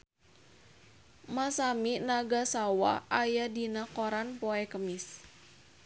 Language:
Sundanese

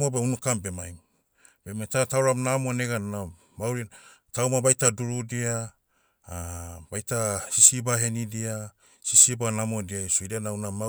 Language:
Motu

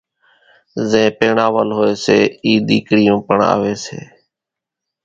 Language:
Kachi Koli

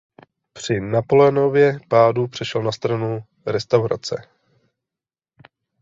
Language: Czech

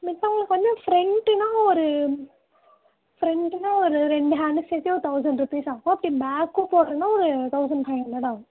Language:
Tamil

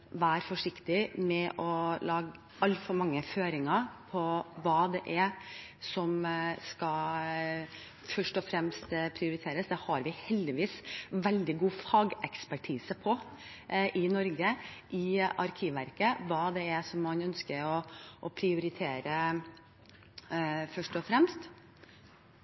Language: Norwegian Bokmål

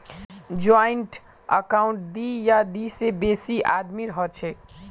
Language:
Magahi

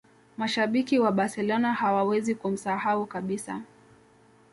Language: Swahili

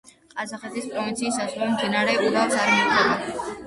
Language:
Georgian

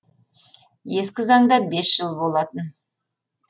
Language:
Kazakh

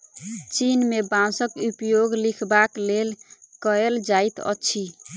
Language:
Maithili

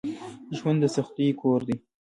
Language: Pashto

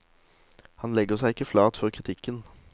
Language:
Norwegian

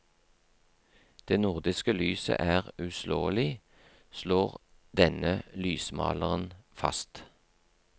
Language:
Norwegian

